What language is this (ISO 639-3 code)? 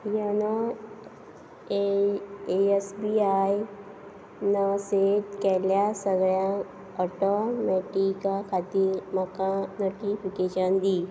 kok